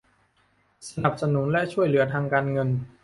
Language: Thai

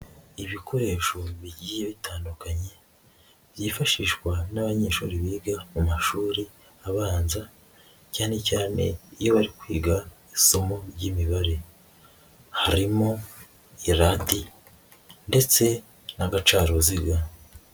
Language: Kinyarwanda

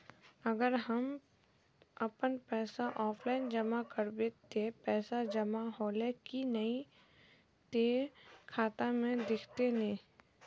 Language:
Magahi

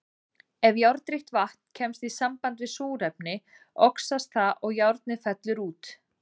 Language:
Icelandic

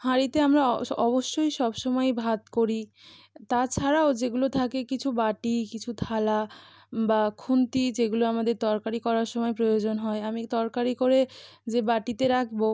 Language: Bangla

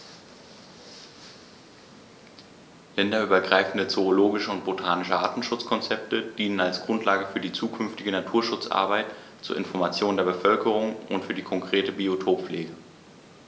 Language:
German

